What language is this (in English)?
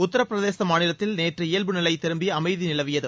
Tamil